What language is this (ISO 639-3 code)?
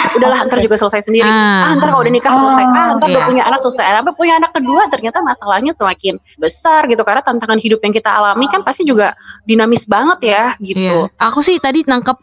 ind